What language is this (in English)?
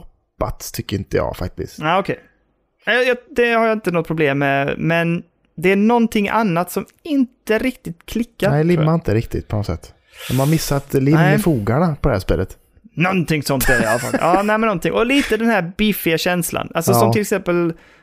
Swedish